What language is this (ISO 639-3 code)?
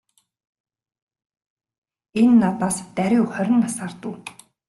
mon